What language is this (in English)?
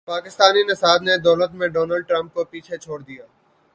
Urdu